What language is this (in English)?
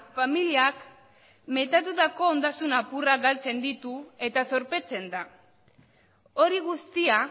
Basque